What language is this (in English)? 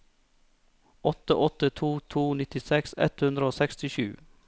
Norwegian